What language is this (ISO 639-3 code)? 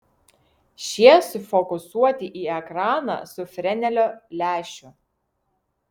lit